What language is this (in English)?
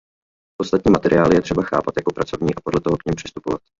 Czech